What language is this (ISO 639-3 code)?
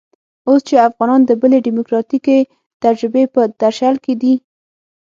pus